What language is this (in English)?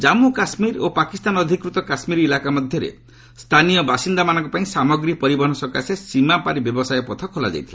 Odia